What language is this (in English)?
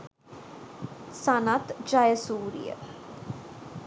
Sinhala